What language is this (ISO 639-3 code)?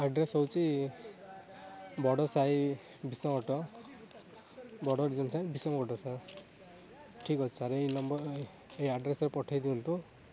ori